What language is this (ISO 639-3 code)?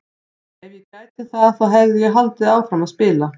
isl